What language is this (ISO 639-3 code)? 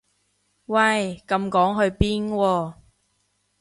yue